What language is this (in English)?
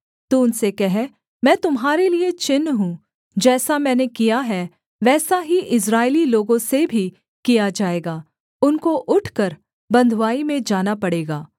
Hindi